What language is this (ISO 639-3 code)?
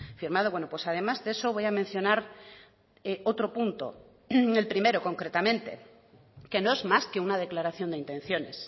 spa